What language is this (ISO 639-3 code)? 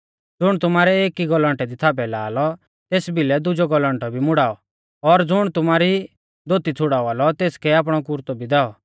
bfz